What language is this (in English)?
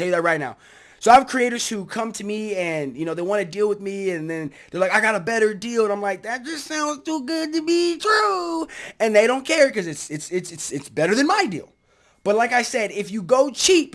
English